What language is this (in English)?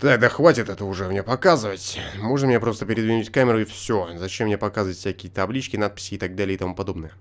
Russian